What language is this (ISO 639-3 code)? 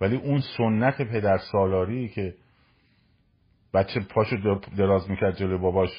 fas